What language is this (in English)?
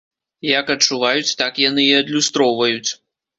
Belarusian